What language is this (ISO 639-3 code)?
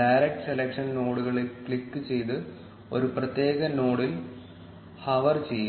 mal